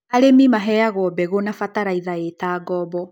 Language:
Kikuyu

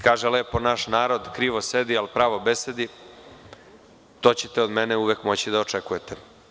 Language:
Serbian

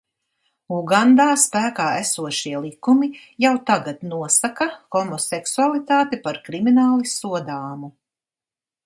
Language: Latvian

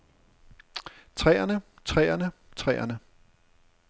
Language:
Danish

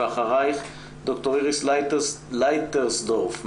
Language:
Hebrew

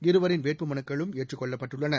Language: Tamil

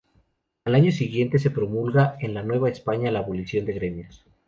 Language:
Spanish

